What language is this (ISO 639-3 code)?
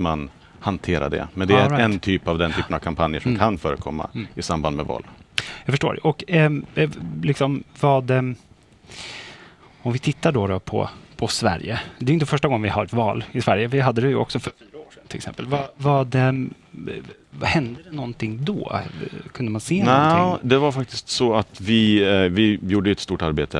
swe